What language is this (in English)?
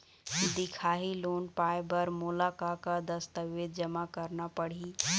Chhattisgarhi